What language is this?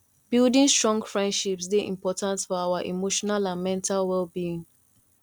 Nigerian Pidgin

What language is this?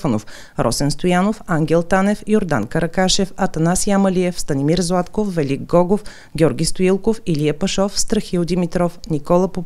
Bulgarian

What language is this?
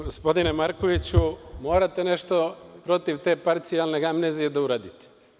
Serbian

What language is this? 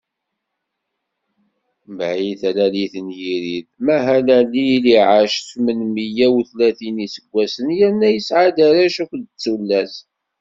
Kabyle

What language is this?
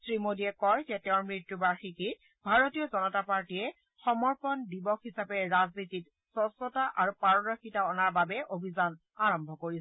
Assamese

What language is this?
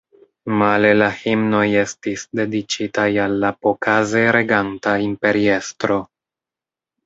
Esperanto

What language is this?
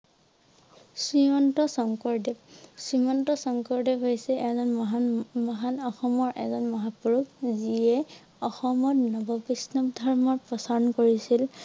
Assamese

